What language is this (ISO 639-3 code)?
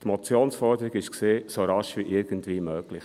gsw